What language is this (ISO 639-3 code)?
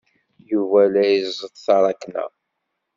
kab